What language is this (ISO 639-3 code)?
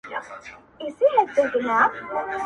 pus